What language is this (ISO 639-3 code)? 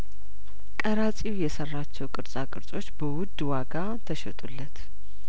amh